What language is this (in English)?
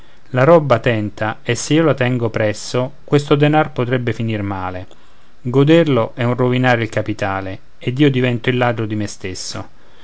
Italian